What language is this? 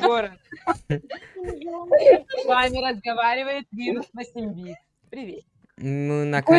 Russian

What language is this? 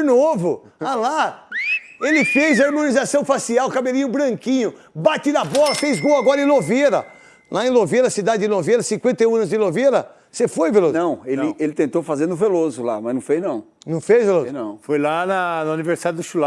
Portuguese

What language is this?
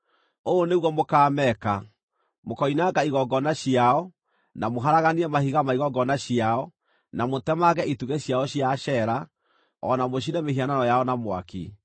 Kikuyu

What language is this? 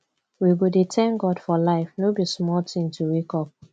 Nigerian Pidgin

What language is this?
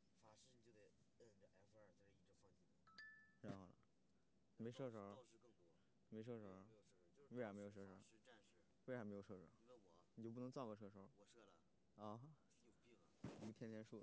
Chinese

